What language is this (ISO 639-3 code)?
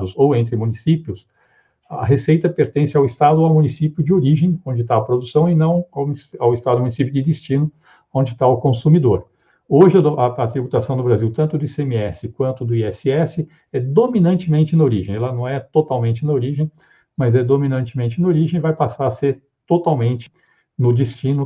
por